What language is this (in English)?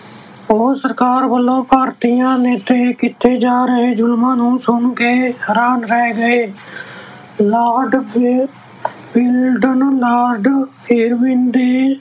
Punjabi